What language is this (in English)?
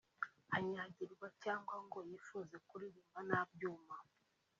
Kinyarwanda